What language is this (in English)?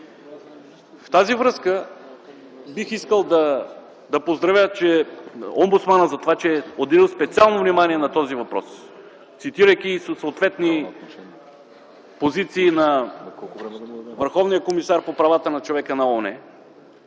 Bulgarian